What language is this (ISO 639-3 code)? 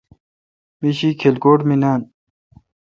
xka